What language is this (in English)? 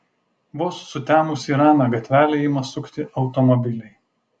Lithuanian